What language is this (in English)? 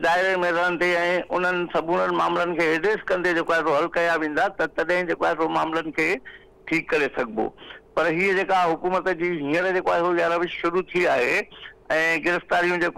Hindi